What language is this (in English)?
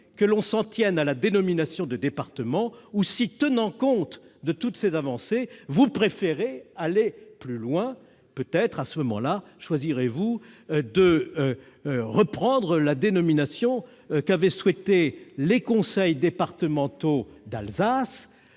French